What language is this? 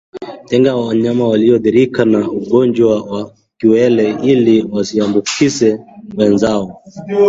Swahili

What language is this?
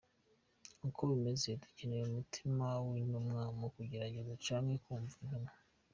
Kinyarwanda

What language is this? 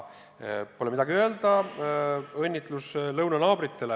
Estonian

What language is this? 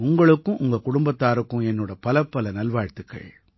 Tamil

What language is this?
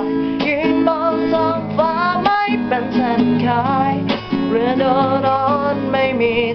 Thai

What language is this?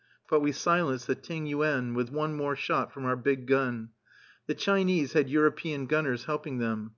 English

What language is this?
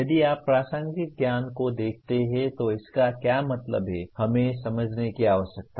Hindi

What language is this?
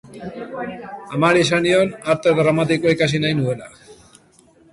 Basque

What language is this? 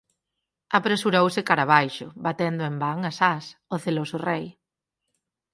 Galician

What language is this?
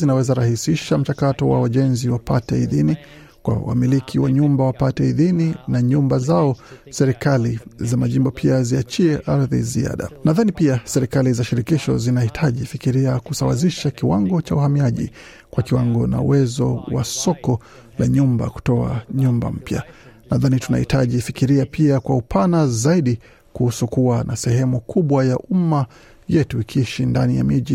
Swahili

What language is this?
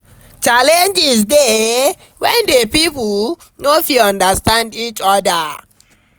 Nigerian Pidgin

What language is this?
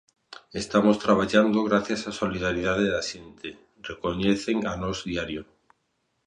Galician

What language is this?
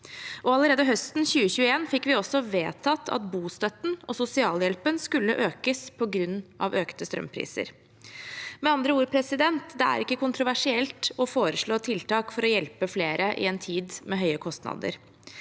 Norwegian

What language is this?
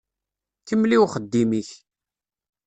Kabyle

